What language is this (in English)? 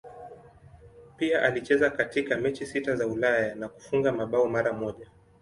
Swahili